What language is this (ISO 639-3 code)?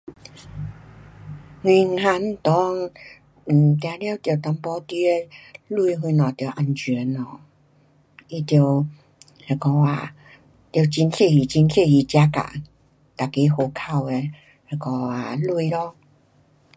cpx